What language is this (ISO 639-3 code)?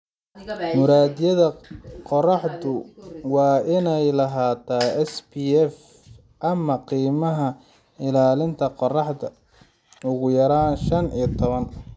som